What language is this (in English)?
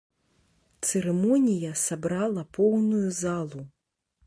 Belarusian